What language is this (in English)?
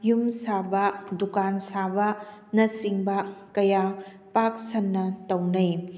Manipuri